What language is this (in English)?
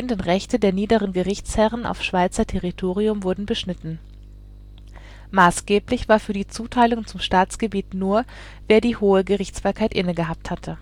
German